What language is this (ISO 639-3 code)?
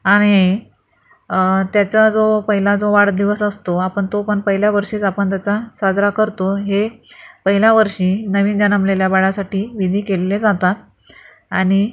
mar